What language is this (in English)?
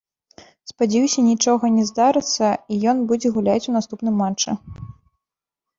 Belarusian